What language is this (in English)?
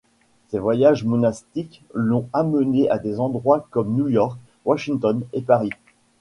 French